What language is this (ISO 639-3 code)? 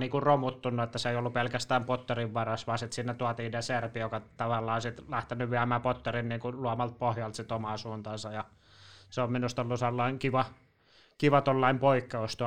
fin